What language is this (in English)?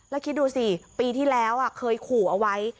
Thai